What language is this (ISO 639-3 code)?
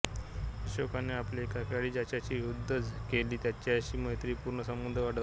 mar